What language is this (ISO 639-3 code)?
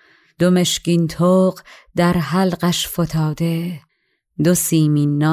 fas